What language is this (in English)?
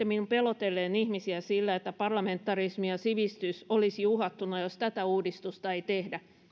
Finnish